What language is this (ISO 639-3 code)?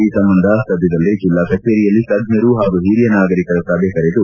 kan